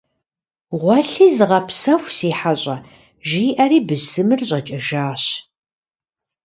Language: Kabardian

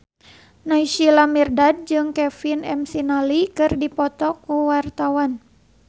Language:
Sundanese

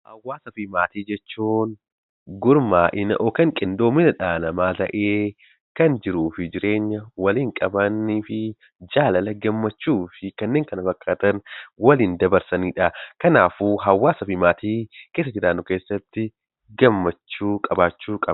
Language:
Oromo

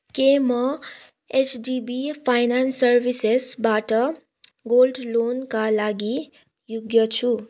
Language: Nepali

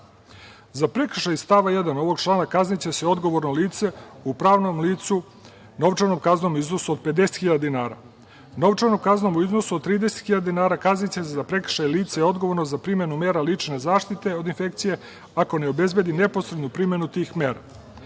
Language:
Serbian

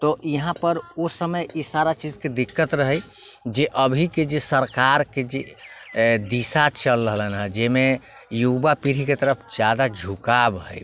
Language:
Maithili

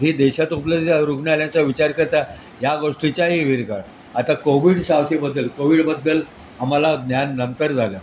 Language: Marathi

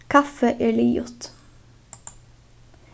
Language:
Faroese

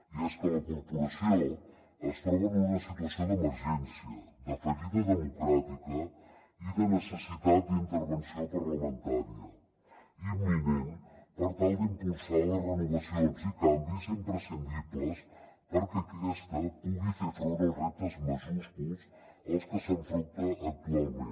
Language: Catalan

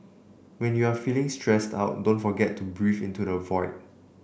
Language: English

